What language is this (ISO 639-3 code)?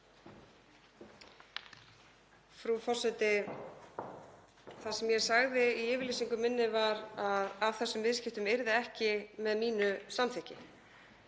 isl